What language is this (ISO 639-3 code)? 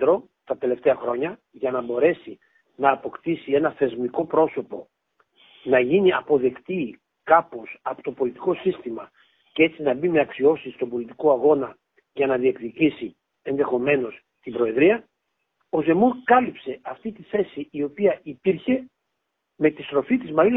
ell